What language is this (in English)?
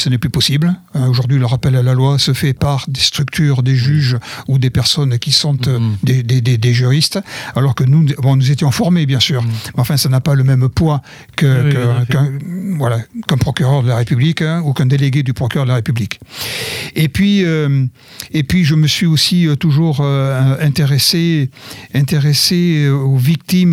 French